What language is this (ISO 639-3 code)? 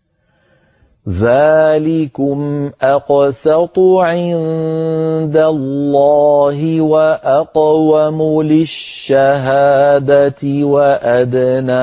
ara